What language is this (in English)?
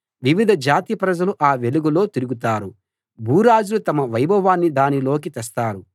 Telugu